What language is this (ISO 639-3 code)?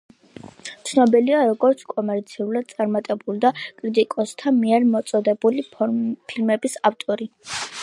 kat